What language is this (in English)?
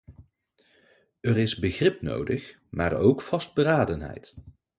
Dutch